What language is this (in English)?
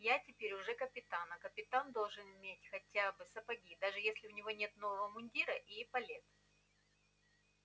Russian